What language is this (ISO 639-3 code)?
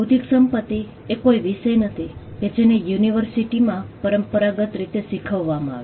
guj